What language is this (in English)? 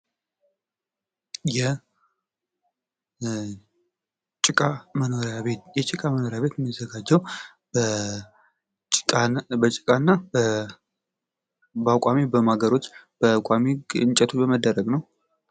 Amharic